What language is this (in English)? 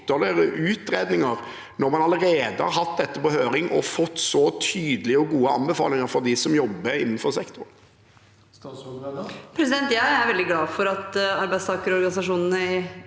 Norwegian